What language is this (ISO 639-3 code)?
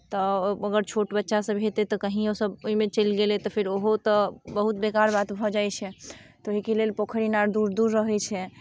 mai